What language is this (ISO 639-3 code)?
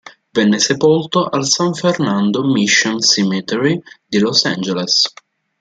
ita